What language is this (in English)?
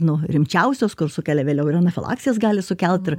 Lithuanian